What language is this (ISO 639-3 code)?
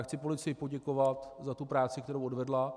ces